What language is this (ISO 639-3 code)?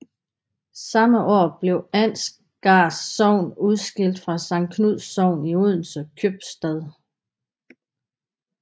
dan